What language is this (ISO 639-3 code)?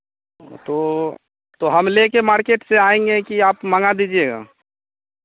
hin